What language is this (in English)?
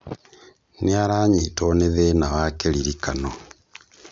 Kikuyu